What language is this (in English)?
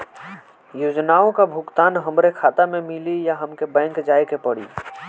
Bhojpuri